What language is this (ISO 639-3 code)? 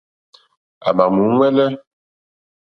bri